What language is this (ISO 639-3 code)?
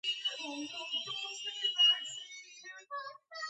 kat